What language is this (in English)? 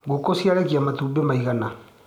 Kikuyu